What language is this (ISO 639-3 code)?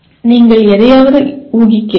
tam